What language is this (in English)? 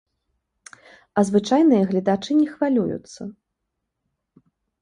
Belarusian